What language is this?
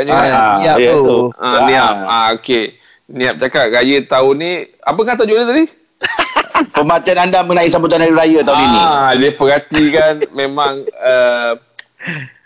Malay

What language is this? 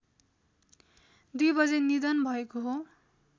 Nepali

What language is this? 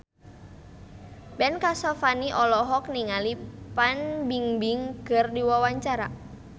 Sundanese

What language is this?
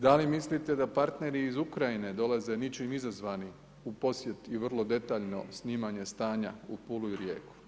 Croatian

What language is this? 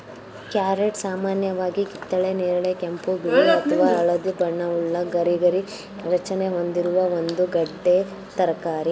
Kannada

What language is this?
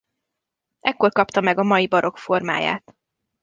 Hungarian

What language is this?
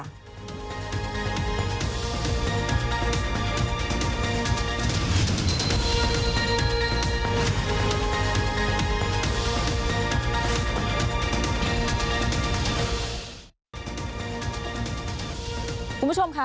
Thai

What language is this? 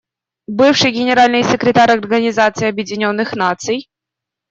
Russian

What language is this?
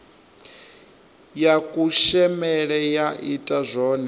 Venda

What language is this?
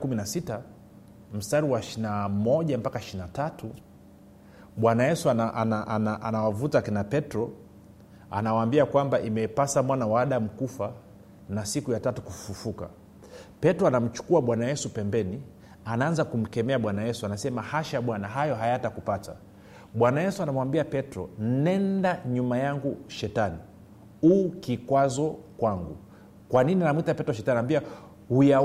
Swahili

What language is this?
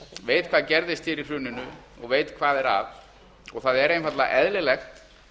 Icelandic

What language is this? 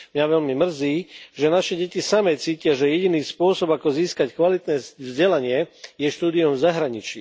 Slovak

